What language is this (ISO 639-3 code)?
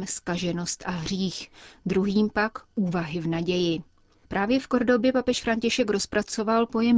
ces